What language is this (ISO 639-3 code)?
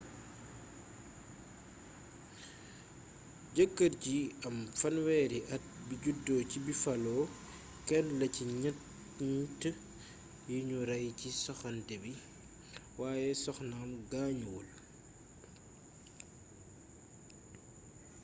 wol